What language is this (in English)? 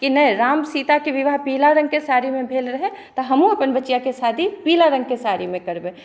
Maithili